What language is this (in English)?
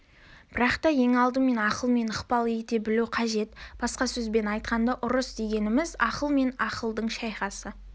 Kazakh